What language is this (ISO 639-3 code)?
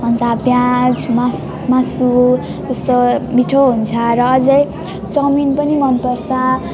nep